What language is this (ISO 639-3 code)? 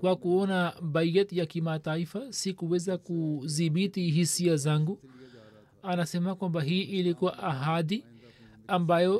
swa